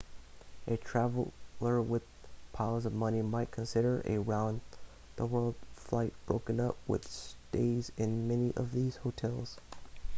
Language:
English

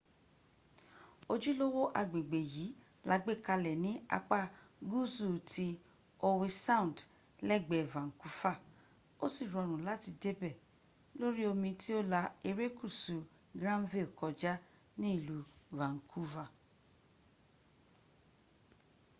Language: Yoruba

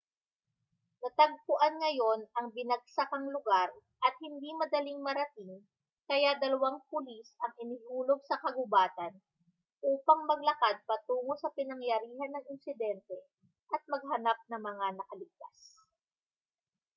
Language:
Filipino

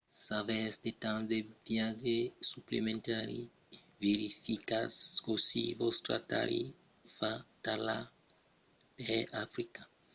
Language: Occitan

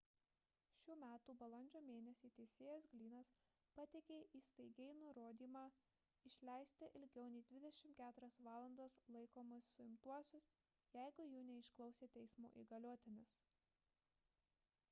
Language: Lithuanian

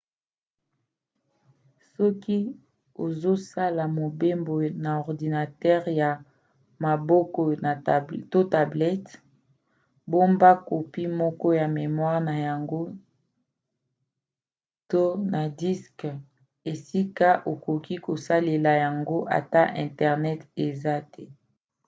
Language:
Lingala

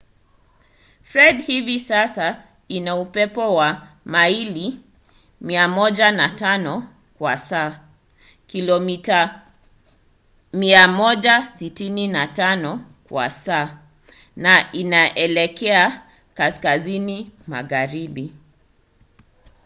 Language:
Swahili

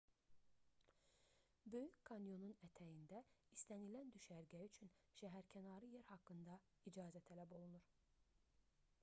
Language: Azerbaijani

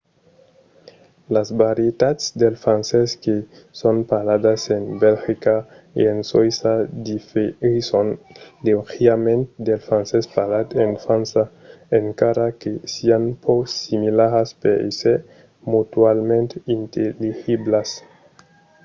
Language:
Occitan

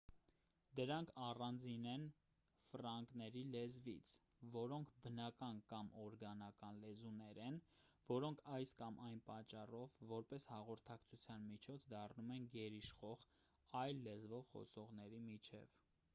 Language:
Armenian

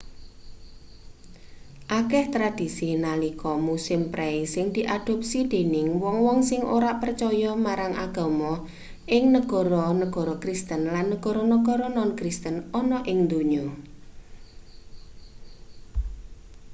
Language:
Javanese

